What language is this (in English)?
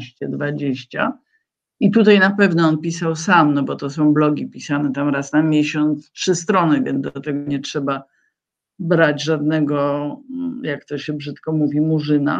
Polish